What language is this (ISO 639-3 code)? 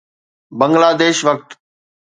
snd